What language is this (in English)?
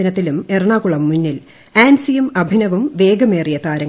Malayalam